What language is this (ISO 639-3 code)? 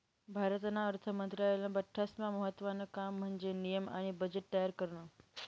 mar